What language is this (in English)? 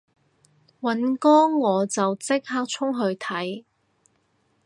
Cantonese